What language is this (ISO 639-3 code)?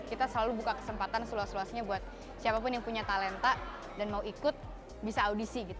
ind